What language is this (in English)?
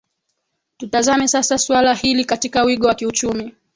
Swahili